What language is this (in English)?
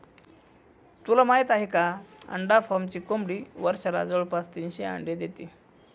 Marathi